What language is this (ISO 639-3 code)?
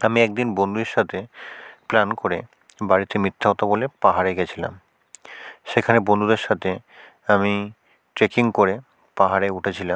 ben